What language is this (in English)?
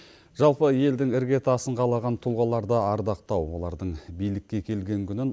Kazakh